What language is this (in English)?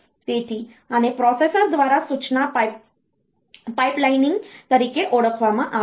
Gujarati